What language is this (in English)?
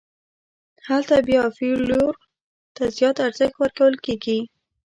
Pashto